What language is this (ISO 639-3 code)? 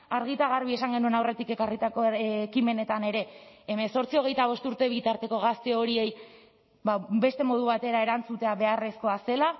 eus